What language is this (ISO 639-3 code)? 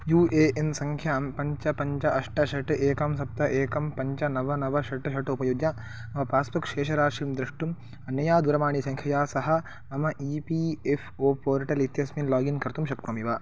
san